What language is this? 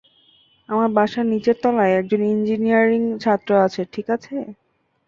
Bangla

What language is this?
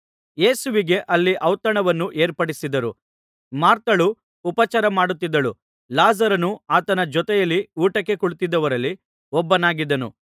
Kannada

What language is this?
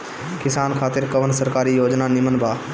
Bhojpuri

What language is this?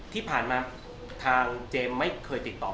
Thai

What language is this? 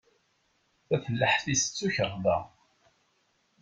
Kabyle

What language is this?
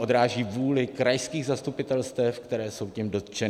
Czech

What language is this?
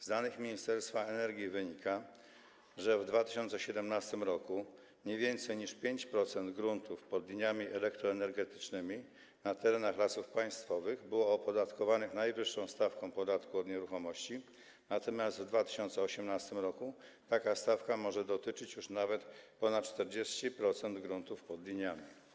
Polish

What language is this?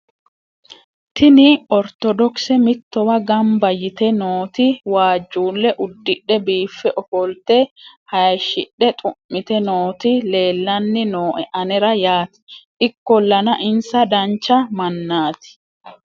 Sidamo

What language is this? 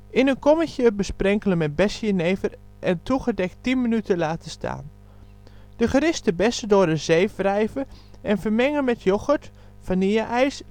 Dutch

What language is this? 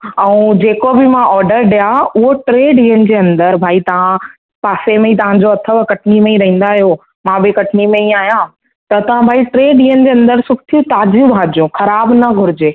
Sindhi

